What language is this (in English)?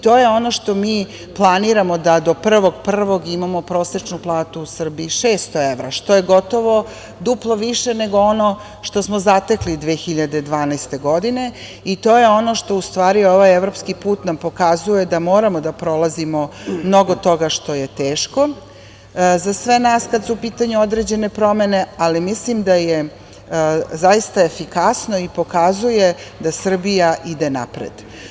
Serbian